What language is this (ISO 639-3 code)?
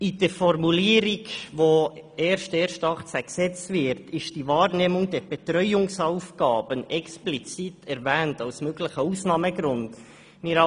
gsw